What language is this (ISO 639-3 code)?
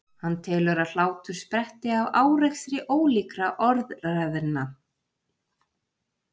isl